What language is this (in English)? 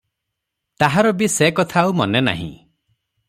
Odia